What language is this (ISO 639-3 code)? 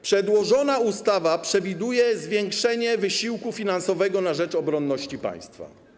pol